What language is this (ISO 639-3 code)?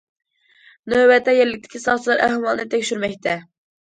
uig